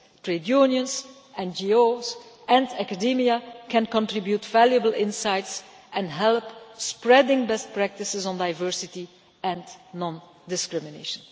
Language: English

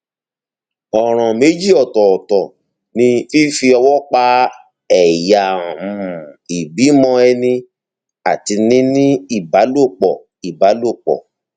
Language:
Yoruba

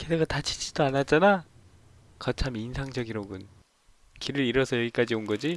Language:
Korean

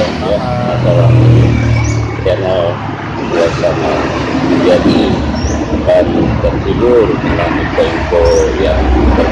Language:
Indonesian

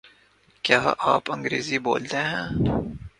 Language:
Urdu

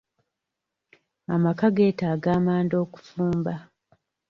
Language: Ganda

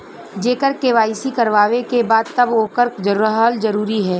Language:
Bhojpuri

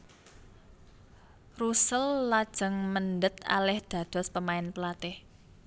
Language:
Javanese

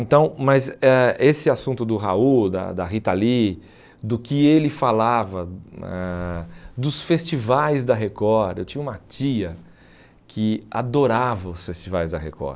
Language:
Portuguese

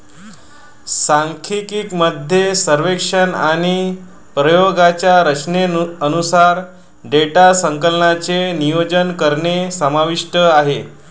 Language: Marathi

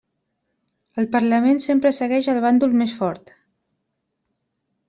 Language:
Catalan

